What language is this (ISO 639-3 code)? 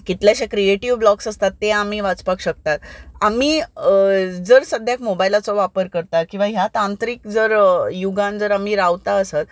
kok